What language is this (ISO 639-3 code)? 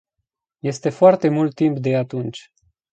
ron